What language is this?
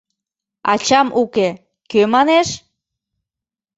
Mari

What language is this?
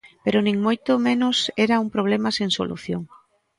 Galician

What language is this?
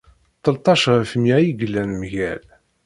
Kabyle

